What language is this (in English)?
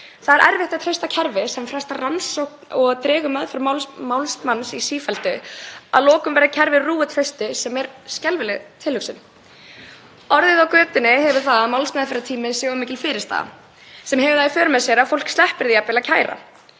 Icelandic